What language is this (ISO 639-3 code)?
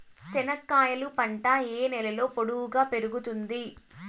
tel